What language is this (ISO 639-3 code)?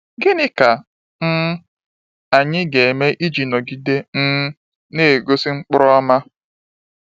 ibo